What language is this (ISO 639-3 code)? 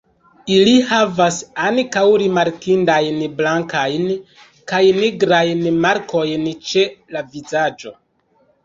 epo